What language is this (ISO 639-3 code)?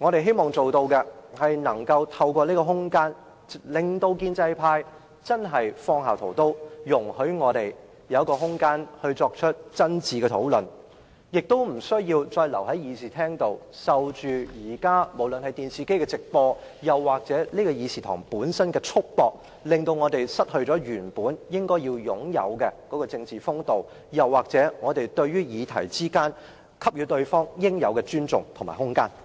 yue